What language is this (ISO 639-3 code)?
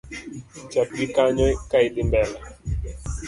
luo